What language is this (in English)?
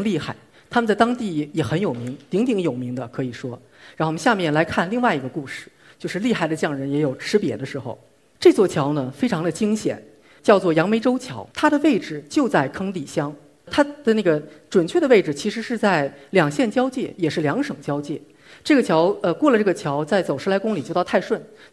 Chinese